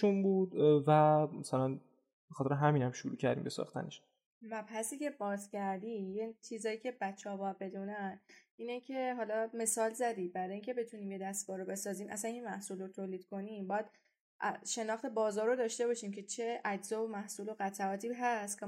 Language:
Persian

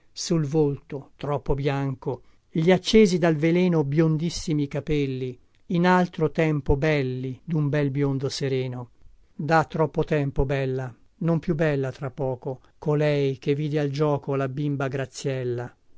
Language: Italian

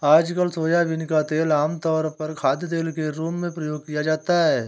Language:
Hindi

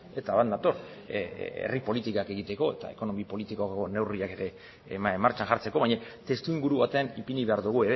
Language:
Basque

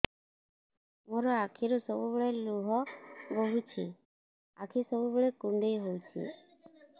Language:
Odia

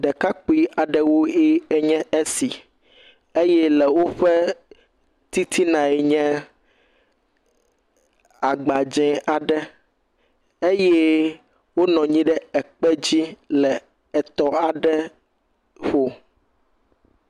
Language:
Ewe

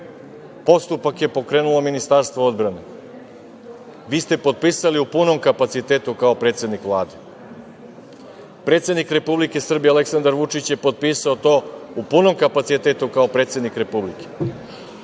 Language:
Serbian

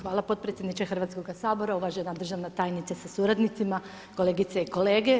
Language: Croatian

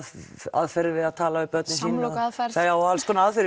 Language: Icelandic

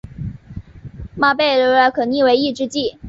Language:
Chinese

